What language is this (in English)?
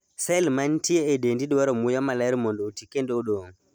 Luo (Kenya and Tanzania)